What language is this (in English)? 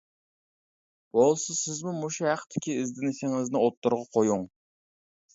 Uyghur